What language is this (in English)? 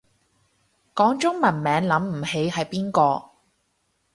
Cantonese